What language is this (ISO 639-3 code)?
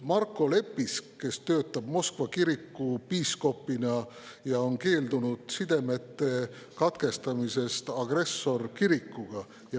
est